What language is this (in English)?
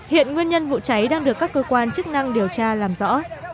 Vietnamese